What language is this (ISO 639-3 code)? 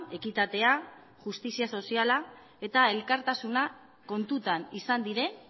eus